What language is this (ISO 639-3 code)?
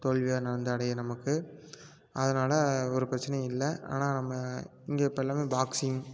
tam